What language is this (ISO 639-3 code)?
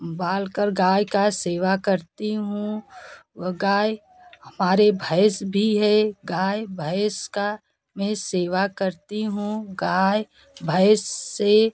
hin